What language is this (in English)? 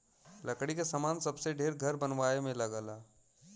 Bhojpuri